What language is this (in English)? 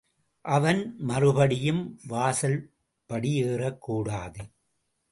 Tamil